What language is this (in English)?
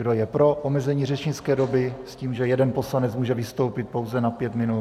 Czech